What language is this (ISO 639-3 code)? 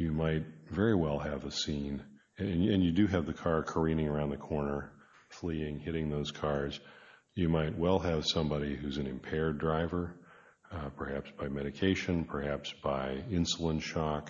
eng